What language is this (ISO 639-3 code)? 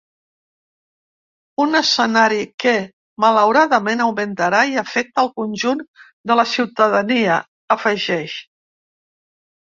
cat